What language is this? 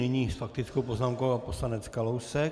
Czech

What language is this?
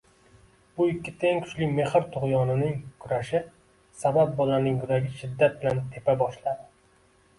Uzbek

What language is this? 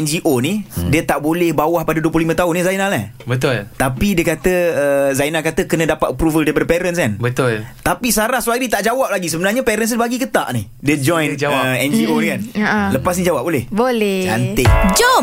Malay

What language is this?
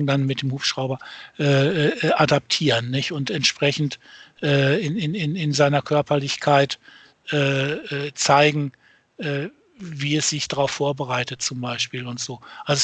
German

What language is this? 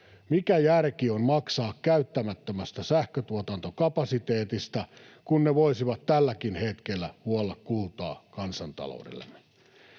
Finnish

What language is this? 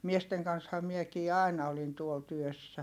Finnish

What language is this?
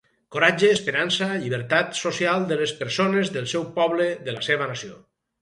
Catalan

